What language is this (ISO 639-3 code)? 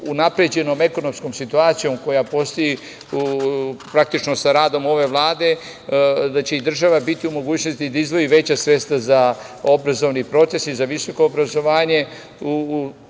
srp